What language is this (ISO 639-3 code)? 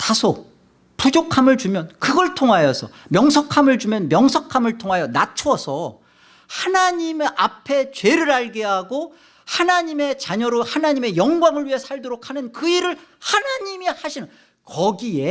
kor